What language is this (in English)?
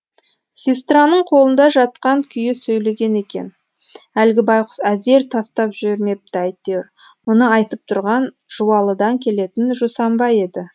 Kazakh